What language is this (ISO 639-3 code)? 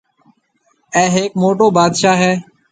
mve